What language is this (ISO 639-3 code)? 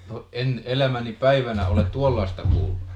fin